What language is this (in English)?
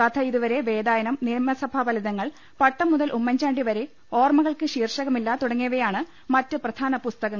Malayalam